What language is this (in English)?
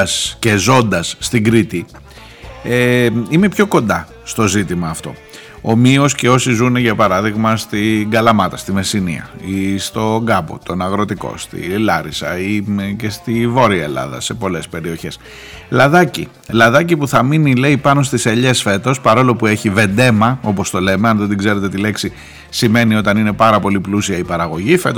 Greek